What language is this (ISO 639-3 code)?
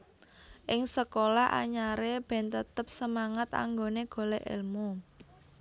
jav